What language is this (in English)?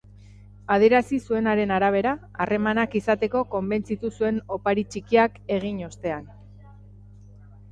Basque